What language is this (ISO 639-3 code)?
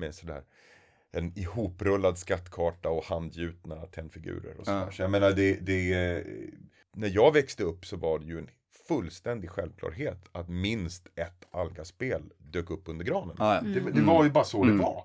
swe